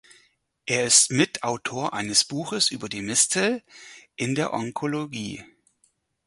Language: German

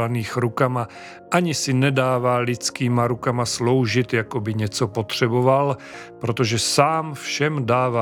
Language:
Czech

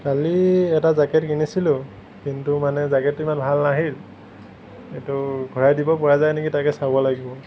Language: Assamese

